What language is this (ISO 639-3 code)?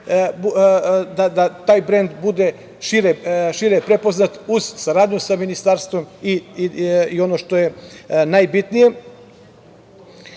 srp